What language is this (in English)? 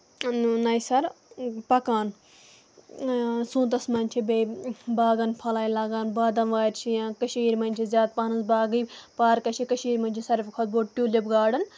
Kashmiri